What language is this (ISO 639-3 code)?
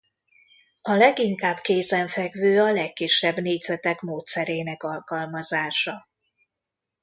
hun